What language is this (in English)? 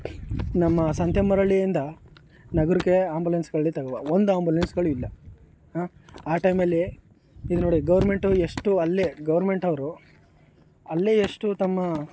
Kannada